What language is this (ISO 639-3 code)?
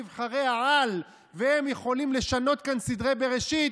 heb